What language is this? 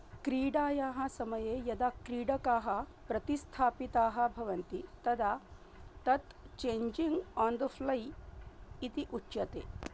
Sanskrit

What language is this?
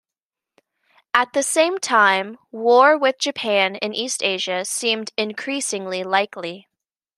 English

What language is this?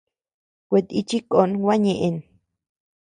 Tepeuxila Cuicatec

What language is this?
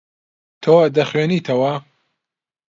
Central Kurdish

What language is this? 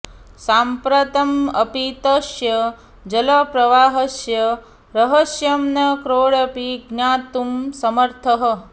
Sanskrit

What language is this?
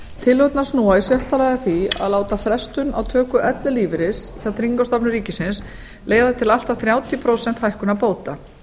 Icelandic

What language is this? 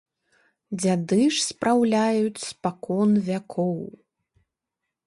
Belarusian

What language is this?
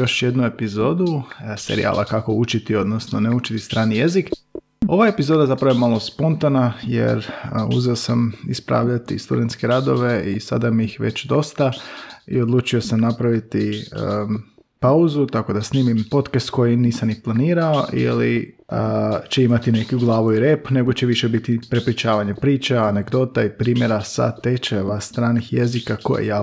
Croatian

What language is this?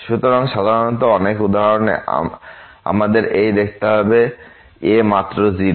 Bangla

